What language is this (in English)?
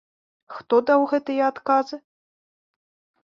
Belarusian